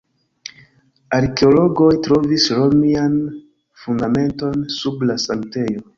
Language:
Esperanto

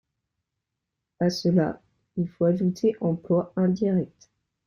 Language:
French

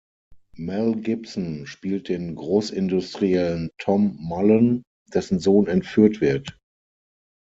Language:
German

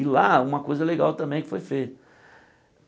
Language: Portuguese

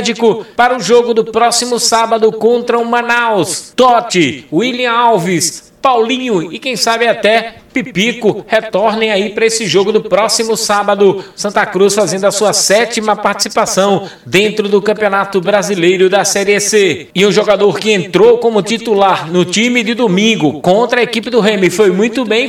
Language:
Portuguese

